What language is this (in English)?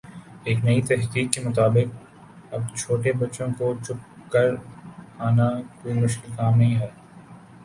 Urdu